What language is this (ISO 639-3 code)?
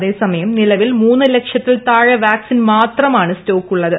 mal